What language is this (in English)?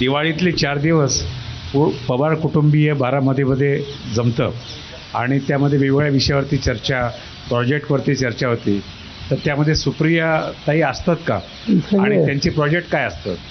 Marathi